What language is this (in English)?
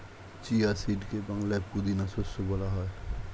Bangla